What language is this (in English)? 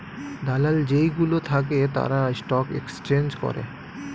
Bangla